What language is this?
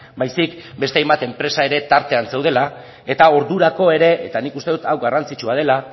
Basque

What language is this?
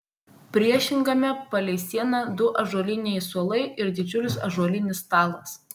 Lithuanian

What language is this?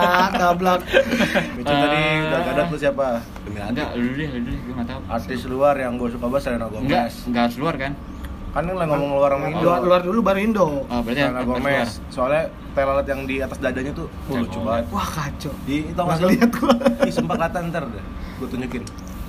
Indonesian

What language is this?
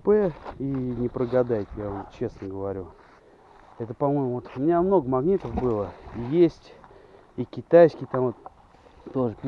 Russian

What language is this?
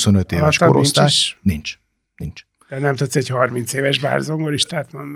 Hungarian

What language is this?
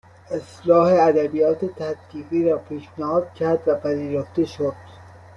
Persian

